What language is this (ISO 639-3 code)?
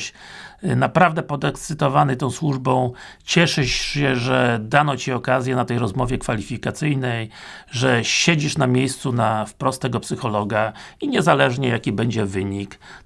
pol